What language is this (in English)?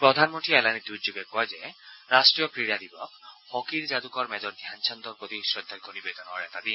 Assamese